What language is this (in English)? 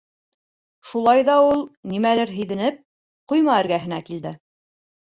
Bashkir